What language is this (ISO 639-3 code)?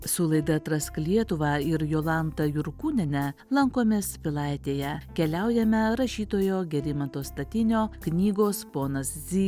lit